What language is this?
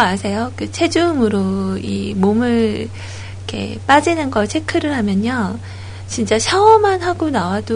Korean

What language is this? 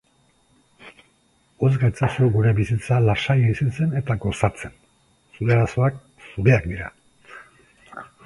Basque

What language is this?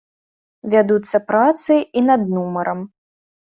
Belarusian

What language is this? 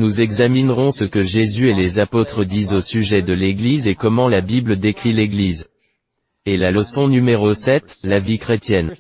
French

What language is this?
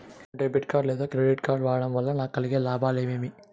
Telugu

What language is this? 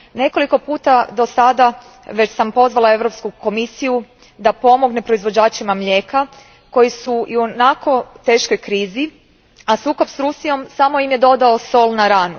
Croatian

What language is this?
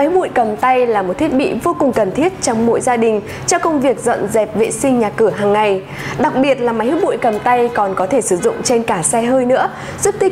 Vietnamese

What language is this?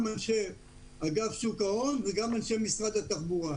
Hebrew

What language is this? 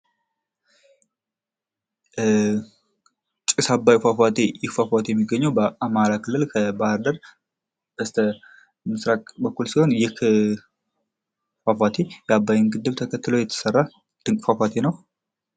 Amharic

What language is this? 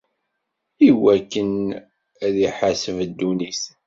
Kabyle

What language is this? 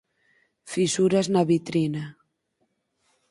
Galician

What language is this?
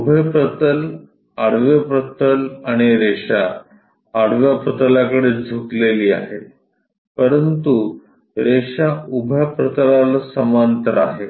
Marathi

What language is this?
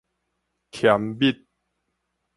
Min Nan Chinese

